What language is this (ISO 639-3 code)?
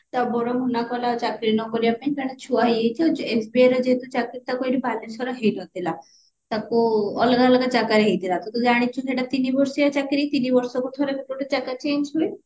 ori